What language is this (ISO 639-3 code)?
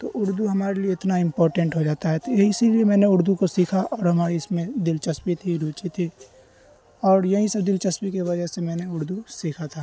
urd